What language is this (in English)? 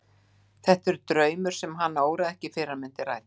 Icelandic